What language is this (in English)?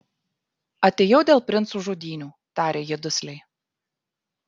Lithuanian